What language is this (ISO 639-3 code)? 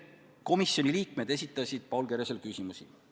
est